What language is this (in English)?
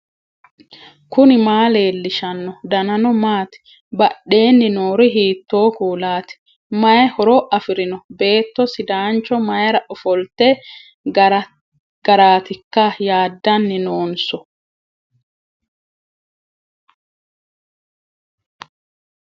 Sidamo